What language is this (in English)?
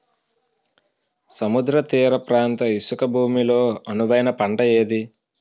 Telugu